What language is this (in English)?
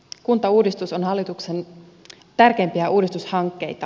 Finnish